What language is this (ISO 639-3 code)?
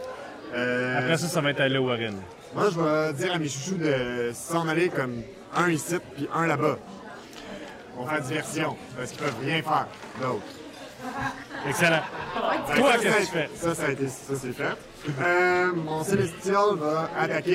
fra